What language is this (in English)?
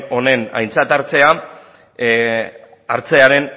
Basque